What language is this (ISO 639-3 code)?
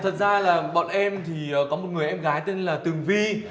vie